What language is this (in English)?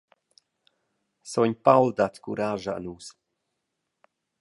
Romansh